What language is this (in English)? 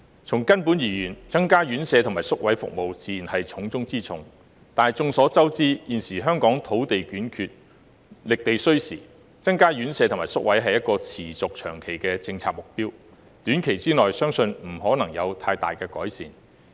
Cantonese